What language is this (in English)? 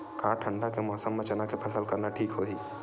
Chhattisgarhi